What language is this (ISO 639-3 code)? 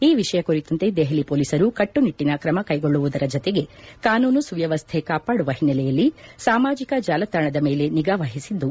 kan